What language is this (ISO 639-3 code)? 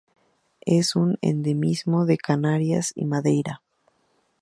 spa